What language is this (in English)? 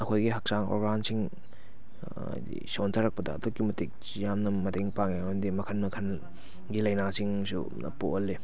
Manipuri